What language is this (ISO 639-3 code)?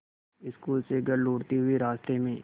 hin